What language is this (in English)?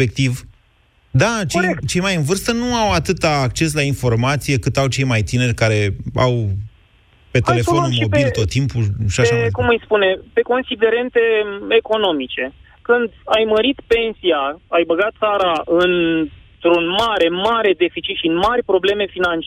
Romanian